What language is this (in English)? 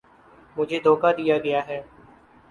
Urdu